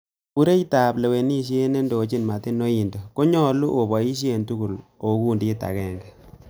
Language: Kalenjin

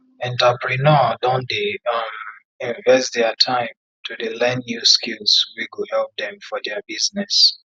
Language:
Nigerian Pidgin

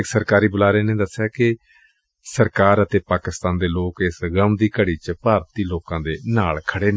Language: Punjabi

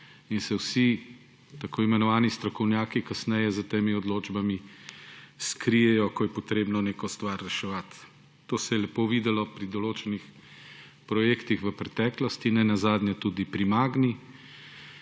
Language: Slovenian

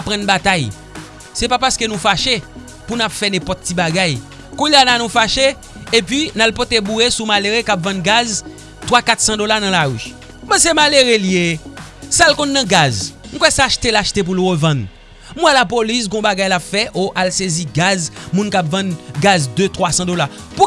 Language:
French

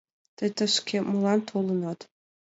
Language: Mari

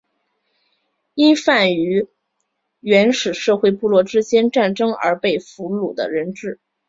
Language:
Chinese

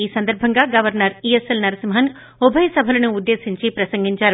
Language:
Telugu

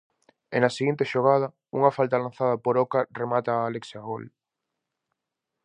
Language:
Galician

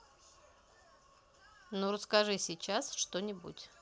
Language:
Russian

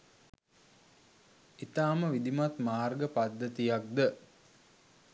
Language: Sinhala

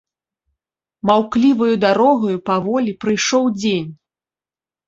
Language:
Belarusian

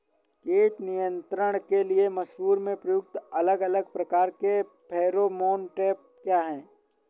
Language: Hindi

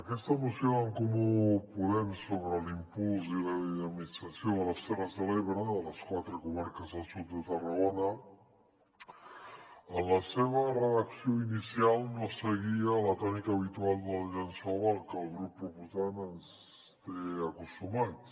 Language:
Catalan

